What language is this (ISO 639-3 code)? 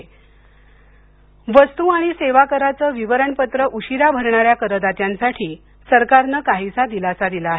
mar